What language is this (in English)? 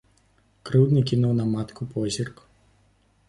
Belarusian